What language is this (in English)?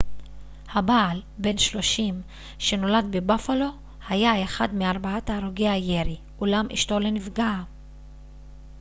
Hebrew